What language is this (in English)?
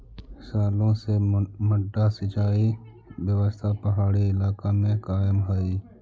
Magahi